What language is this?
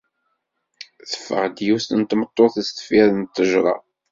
Kabyle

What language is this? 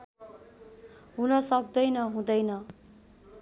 Nepali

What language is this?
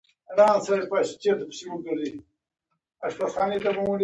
Pashto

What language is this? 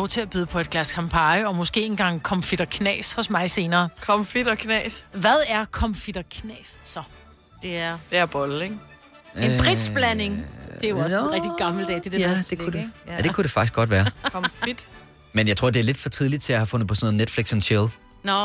Danish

